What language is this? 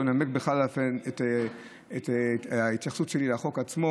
Hebrew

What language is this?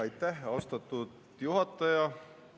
Estonian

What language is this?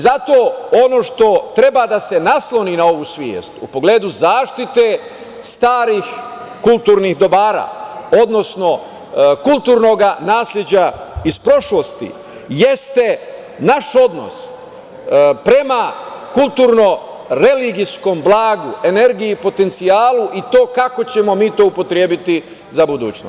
Serbian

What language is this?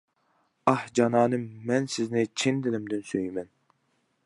Uyghur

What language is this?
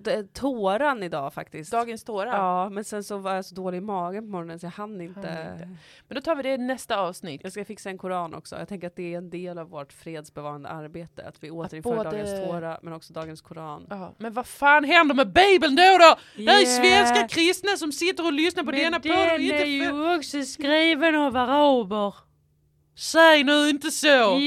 Swedish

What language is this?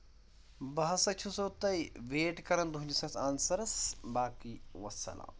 Kashmiri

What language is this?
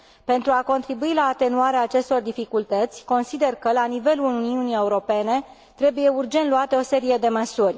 Romanian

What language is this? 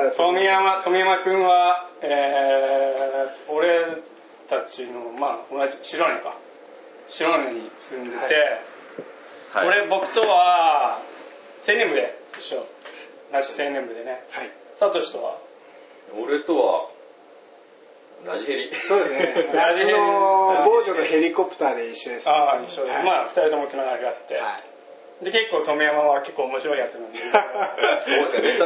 Japanese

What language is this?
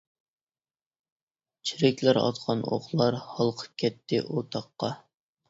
Uyghur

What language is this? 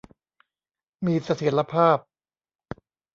Thai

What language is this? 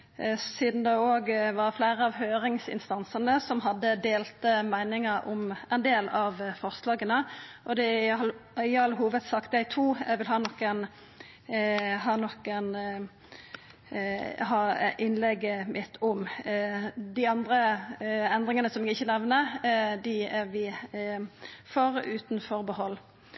Norwegian Nynorsk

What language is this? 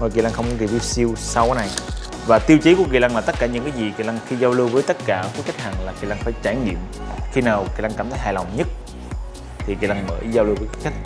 Vietnamese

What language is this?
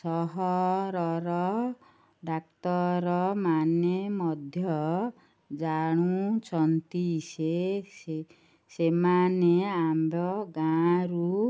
Odia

